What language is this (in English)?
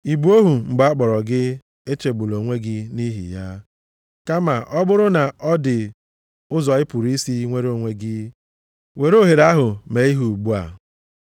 Igbo